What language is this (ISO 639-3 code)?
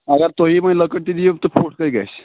kas